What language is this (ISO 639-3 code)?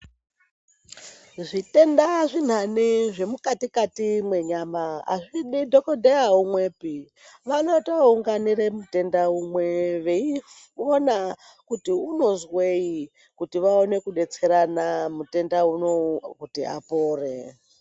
ndc